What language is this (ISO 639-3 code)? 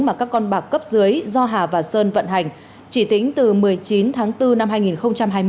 vie